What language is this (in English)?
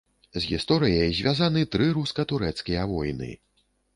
Belarusian